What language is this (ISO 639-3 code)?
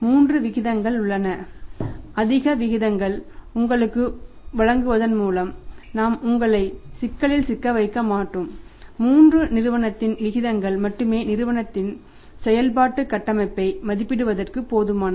tam